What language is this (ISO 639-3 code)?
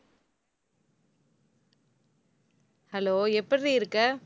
tam